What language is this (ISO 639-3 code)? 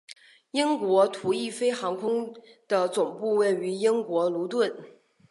zho